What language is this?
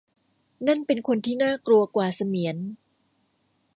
Thai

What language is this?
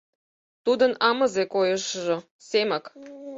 Mari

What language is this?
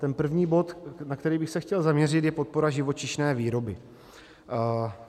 Czech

